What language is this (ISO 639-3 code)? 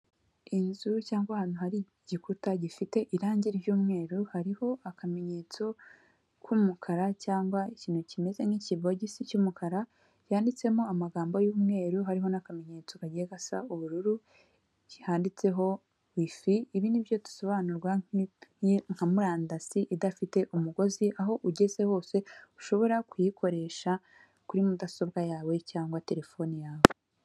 kin